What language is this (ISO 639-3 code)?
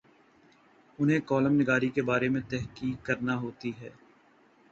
urd